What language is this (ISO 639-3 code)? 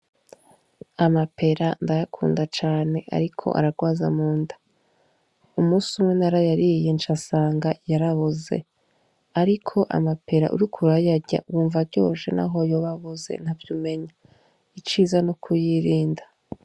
run